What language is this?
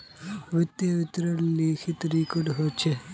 Magahi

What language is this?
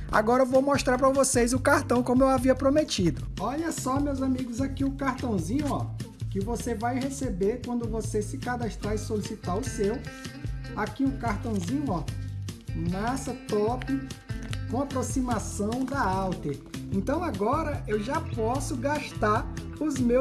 Portuguese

